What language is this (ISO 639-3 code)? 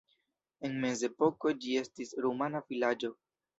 epo